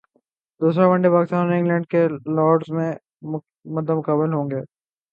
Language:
Urdu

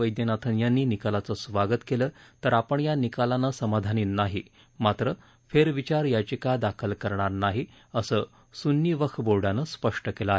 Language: Marathi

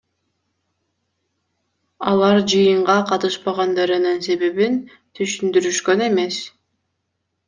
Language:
Kyrgyz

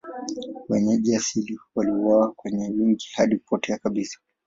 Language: Swahili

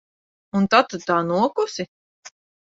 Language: Latvian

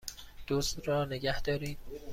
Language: Persian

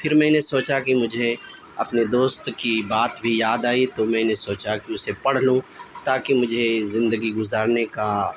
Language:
Urdu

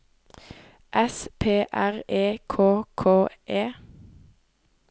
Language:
Norwegian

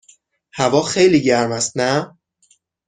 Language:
Persian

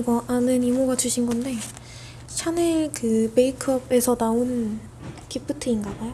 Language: Korean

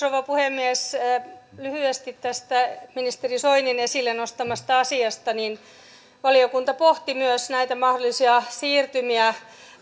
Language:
Finnish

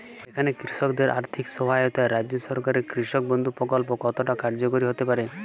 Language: Bangla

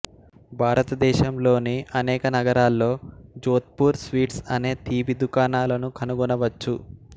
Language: Telugu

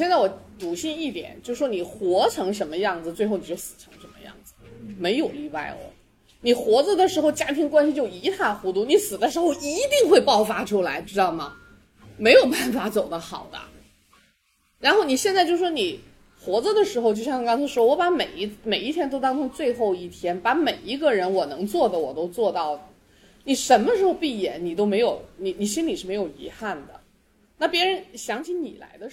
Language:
Chinese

